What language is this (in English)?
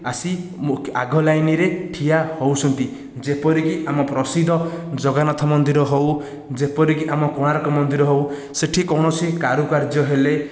Odia